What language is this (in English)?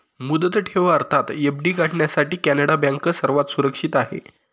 Marathi